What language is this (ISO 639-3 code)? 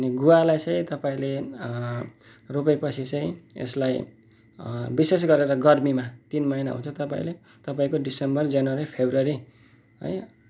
nep